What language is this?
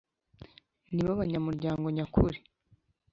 Kinyarwanda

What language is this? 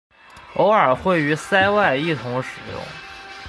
Chinese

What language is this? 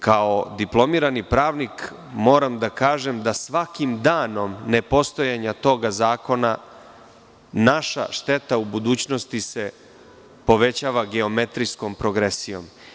Serbian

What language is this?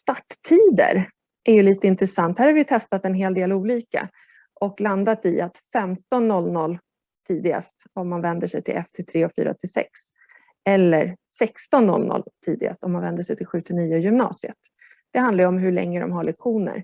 Swedish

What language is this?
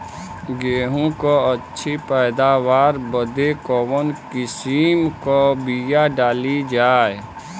Bhojpuri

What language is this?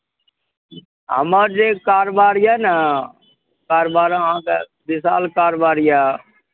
Maithili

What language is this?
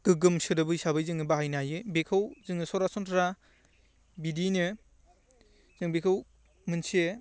Bodo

